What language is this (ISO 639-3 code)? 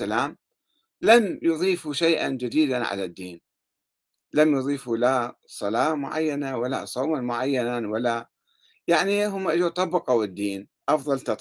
ara